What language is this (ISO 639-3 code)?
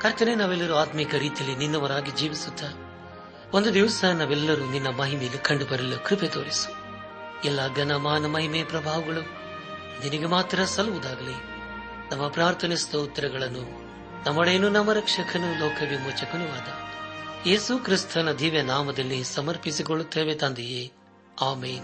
kan